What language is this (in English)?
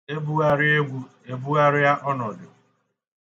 Igbo